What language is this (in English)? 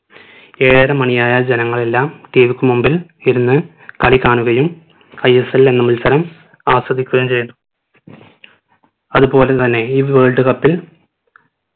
Malayalam